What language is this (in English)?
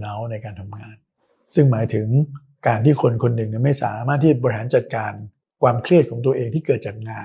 Thai